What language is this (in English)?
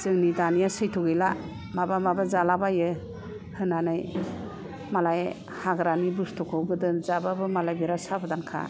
Bodo